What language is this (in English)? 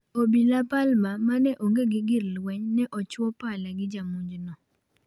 Luo (Kenya and Tanzania)